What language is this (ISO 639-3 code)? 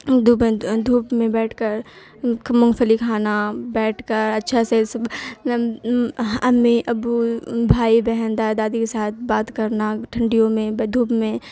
urd